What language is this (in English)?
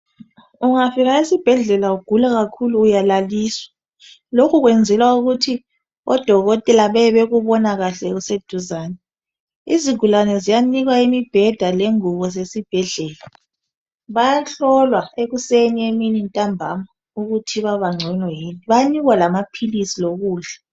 North Ndebele